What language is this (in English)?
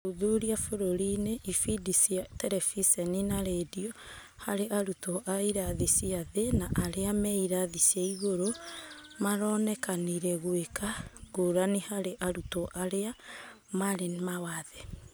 Kikuyu